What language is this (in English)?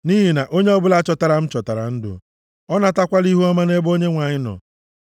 Igbo